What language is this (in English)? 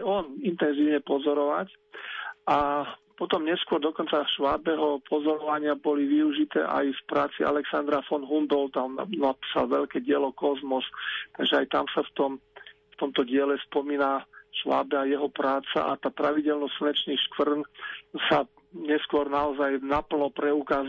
Slovak